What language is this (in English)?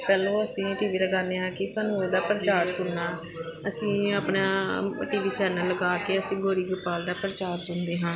Punjabi